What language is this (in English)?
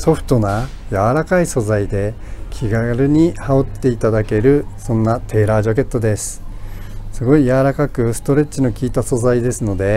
Japanese